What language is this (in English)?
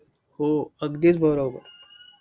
Marathi